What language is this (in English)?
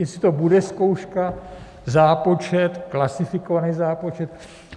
Czech